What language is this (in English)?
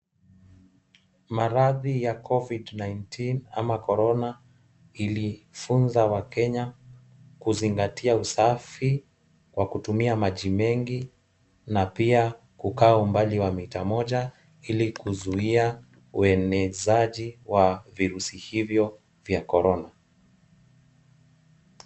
Swahili